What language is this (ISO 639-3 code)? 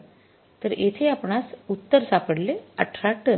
mar